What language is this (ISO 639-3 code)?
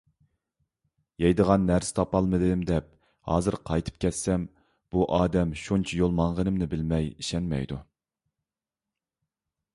uig